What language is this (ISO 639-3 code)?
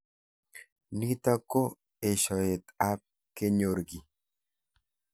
kln